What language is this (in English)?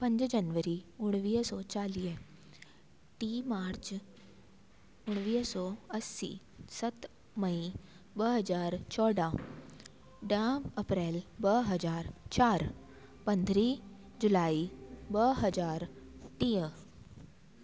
Sindhi